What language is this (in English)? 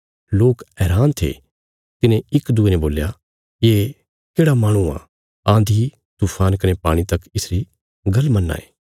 Bilaspuri